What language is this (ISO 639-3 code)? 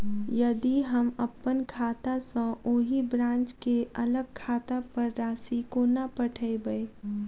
mai